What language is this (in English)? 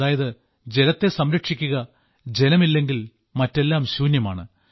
Malayalam